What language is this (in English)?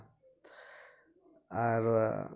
Santali